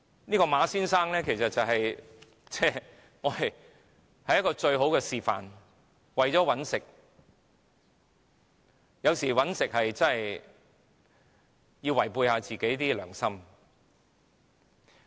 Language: Cantonese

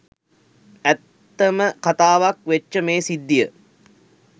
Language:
Sinhala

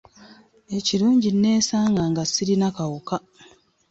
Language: Ganda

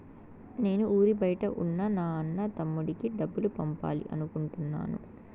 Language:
Telugu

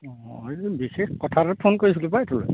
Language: Assamese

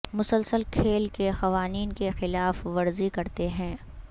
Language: Urdu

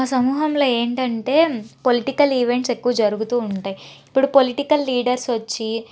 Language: Telugu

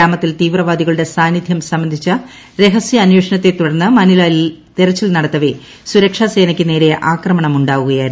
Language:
Malayalam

